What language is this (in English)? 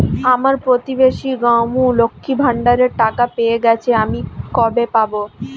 Bangla